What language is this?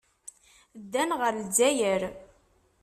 Kabyle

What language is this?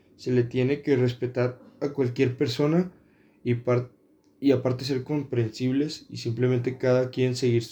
Spanish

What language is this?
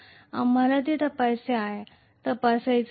Marathi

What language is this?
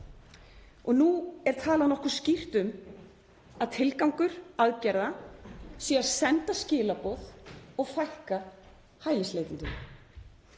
Icelandic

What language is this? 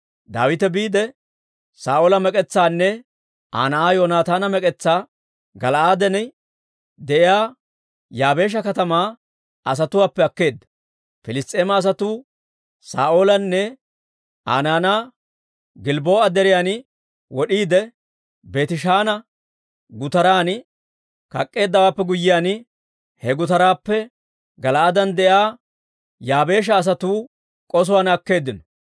Dawro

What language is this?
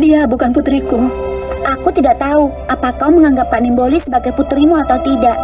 Indonesian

